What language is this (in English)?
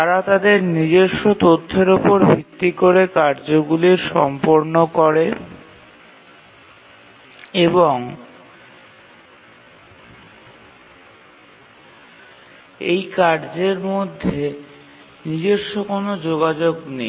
Bangla